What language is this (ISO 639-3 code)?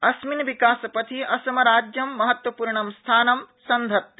san